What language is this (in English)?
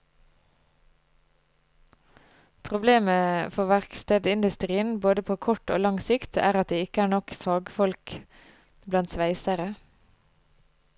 Norwegian